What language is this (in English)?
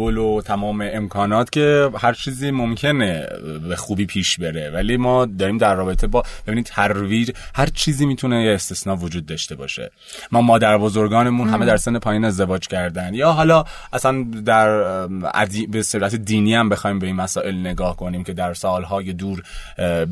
Persian